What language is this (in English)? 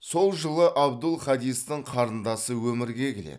Kazakh